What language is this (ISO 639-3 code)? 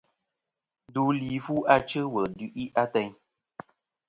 bkm